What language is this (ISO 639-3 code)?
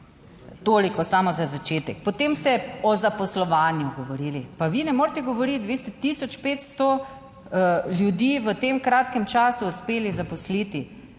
slv